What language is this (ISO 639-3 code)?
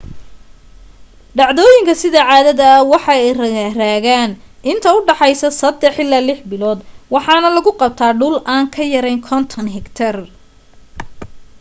som